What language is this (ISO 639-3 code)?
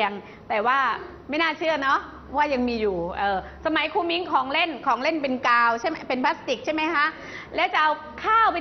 tha